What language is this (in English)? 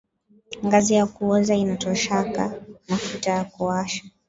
Swahili